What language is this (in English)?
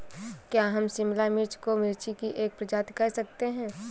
Hindi